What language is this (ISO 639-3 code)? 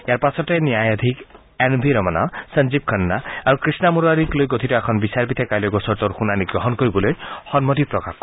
asm